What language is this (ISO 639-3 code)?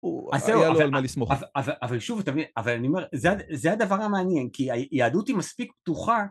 heb